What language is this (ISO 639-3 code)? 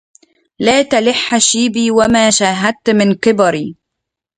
ara